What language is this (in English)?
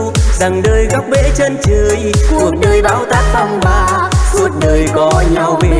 Vietnamese